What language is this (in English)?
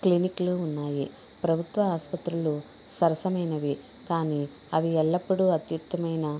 Telugu